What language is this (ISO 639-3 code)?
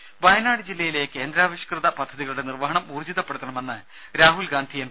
mal